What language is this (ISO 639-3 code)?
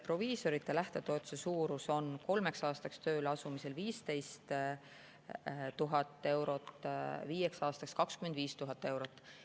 est